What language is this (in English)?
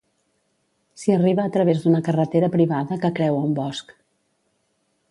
Catalan